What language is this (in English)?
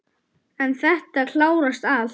Icelandic